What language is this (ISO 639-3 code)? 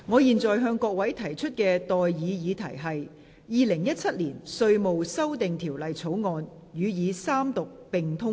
yue